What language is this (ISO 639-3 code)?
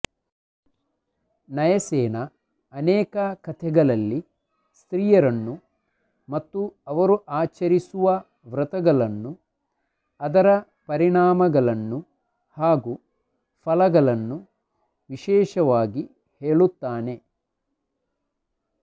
kan